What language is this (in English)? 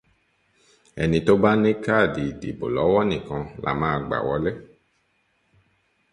Yoruba